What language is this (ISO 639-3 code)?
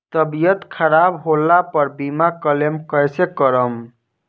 bho